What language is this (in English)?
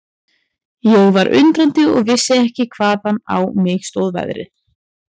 Icelandic